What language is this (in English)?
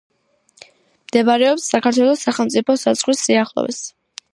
Georgian